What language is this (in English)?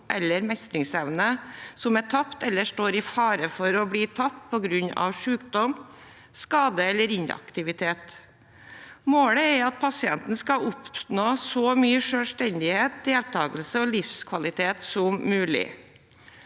Norwegian